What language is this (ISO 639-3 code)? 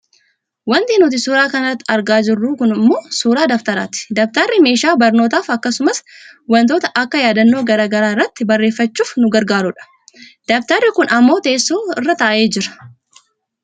orm